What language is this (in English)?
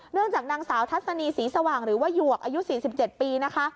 Thai